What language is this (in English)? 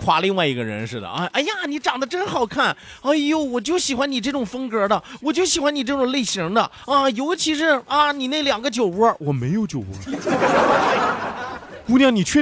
Chinese